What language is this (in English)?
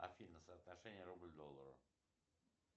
Russian